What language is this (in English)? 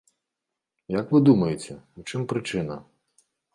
Belarusian